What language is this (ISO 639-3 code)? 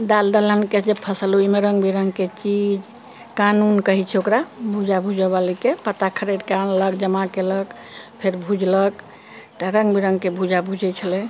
mai